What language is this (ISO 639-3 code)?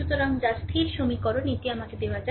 ben